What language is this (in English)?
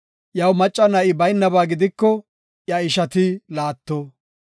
Gofa